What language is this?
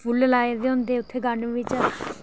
Dogri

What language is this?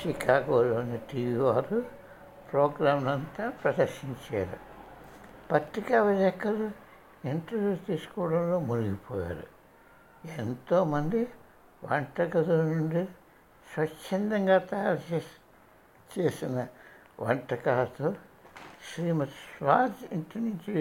Telugu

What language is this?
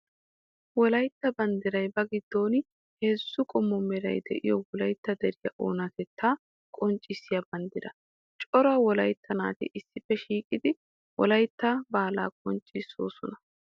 Wolaytta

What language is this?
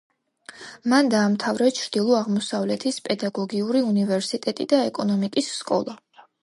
Georgian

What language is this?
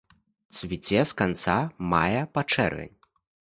Belarusian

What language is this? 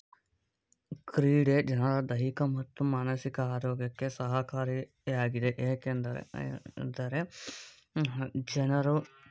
Kannada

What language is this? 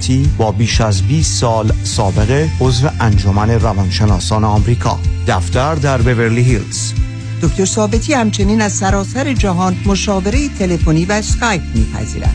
Persian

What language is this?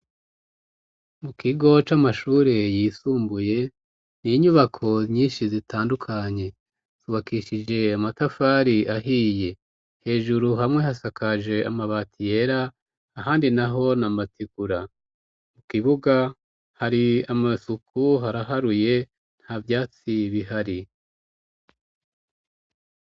Rundi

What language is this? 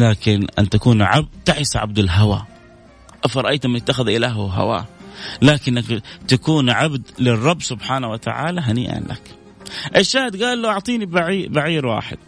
Arabic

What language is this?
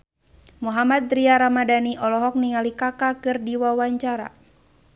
Sundanese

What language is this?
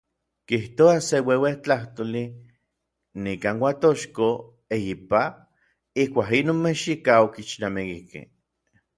Orizaba Nahuatl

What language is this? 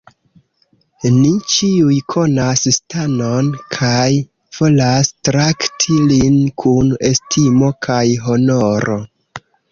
Esperanto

